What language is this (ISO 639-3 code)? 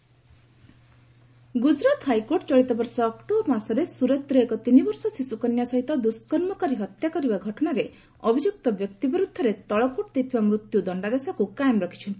ori